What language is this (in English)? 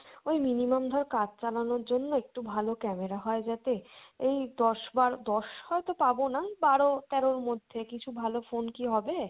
Bangla